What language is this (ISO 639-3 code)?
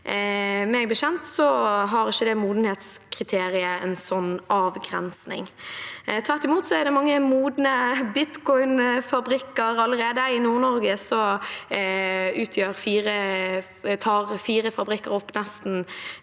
nor